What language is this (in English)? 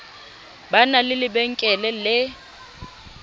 Southern Sotho